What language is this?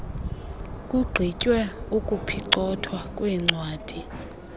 Xhosa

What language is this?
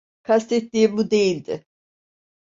Turkish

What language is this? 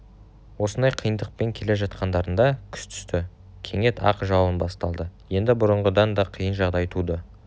Kazakh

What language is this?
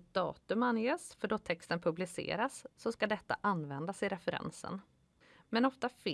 Swedish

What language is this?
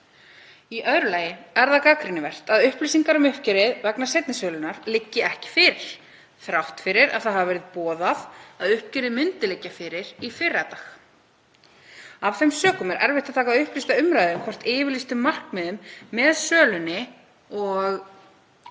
Icelandic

